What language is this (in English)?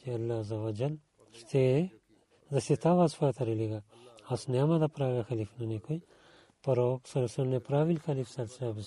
Bulgarian